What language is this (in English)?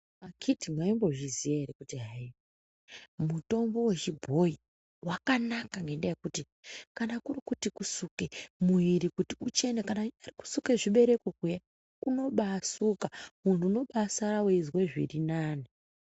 Ndau